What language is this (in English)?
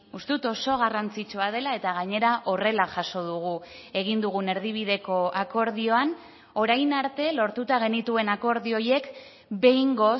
Basque